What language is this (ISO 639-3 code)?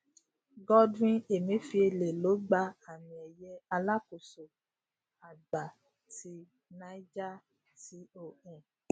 yor